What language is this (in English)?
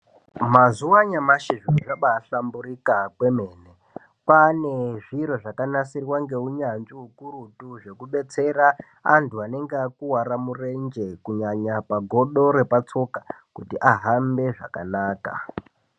Ndau